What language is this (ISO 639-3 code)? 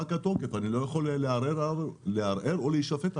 heb